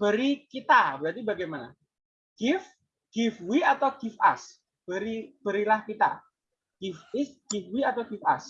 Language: Indonesian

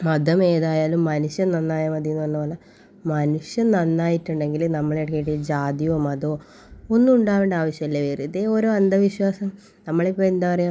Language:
Malayalam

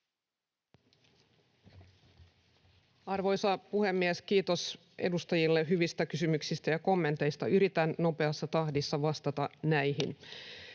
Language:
Finnish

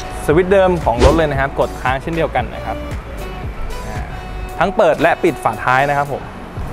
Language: Thai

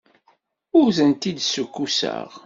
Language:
Kabyle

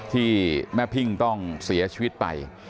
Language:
Thai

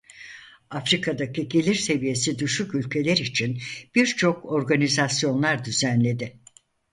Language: Turkish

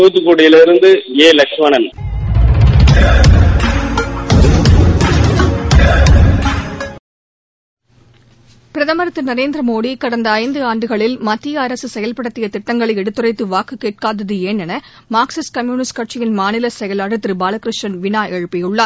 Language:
Tamil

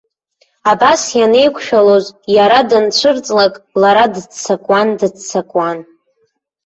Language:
Abkhazian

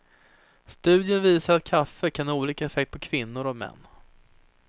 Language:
Swedish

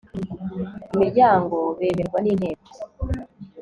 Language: Kinyarwanda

